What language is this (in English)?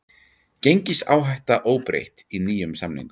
Icelandic